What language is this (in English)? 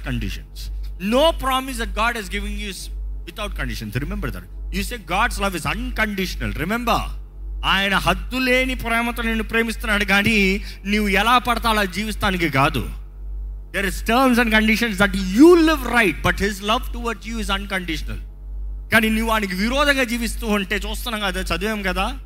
Telugu